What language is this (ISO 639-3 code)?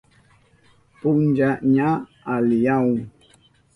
qup